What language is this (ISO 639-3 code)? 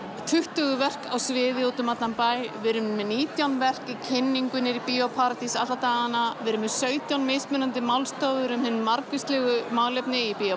isl